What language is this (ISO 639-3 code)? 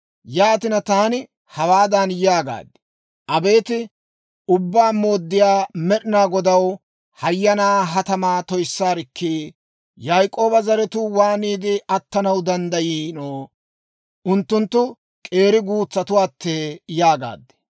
dwr